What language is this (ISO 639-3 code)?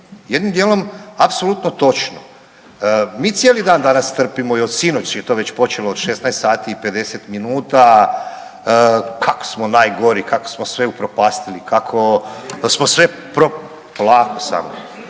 hrv